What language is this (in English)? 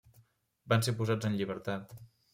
Catalan